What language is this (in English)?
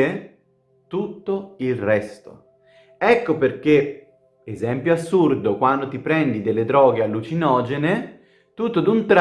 Italian